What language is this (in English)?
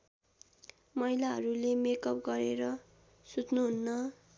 Nepali